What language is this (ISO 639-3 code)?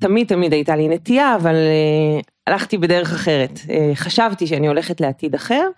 heb